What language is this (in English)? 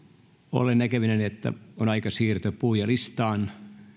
Finnish